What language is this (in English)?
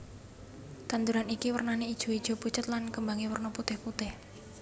Javanese